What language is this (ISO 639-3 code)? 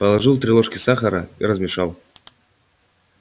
rus